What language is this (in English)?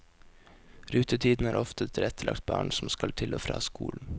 Norwegian